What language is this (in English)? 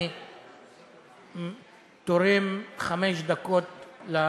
Hebrew